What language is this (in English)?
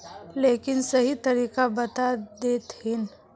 Magahi